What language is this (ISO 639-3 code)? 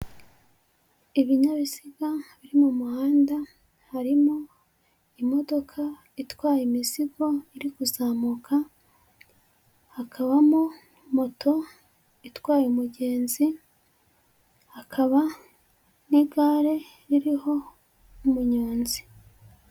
kin